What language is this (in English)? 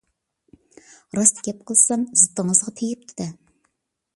Uyghur